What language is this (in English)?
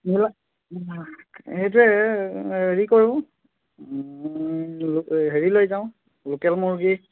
Assamese